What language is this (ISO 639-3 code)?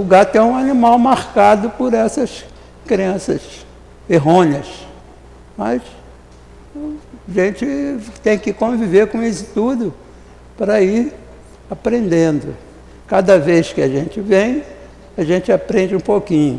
por